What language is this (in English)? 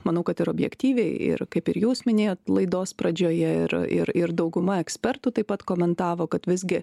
Lithuanian